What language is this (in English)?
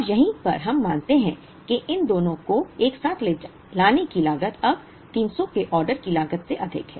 Hindi